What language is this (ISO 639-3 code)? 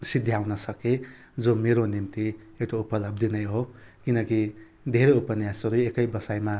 nep